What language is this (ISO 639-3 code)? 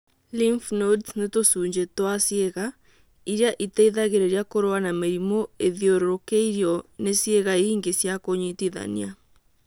kik